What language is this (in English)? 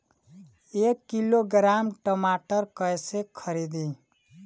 Bhojpuri